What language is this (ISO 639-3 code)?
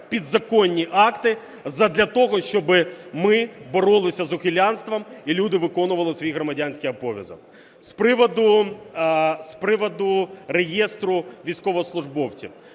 ukr